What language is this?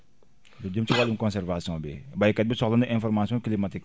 Wolof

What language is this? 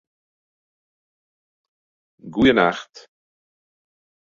Western Frisian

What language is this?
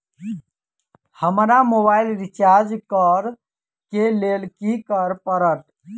Maithili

